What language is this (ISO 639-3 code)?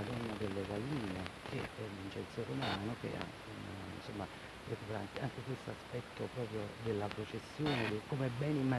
ita